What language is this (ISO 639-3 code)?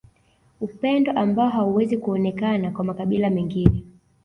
swa